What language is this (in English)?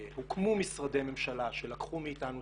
Hebrew